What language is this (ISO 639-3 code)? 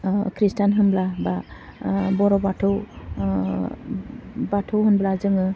brx